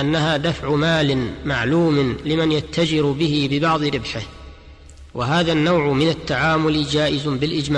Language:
Arabic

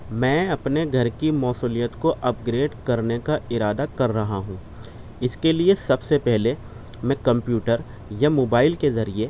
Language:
Urdu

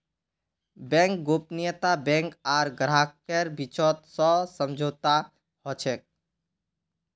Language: Magahi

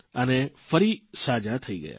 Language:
Gujarati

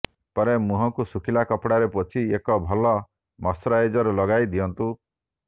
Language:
Odia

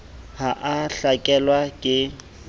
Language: Southern Sotho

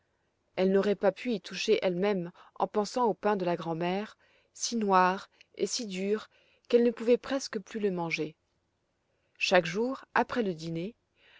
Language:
French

